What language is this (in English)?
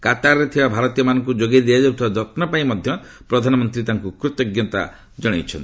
Odia